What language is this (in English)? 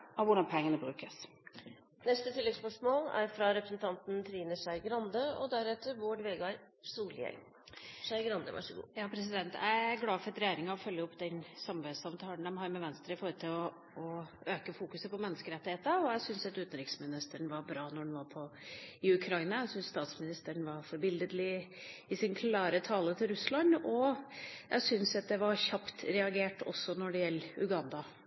Norwegian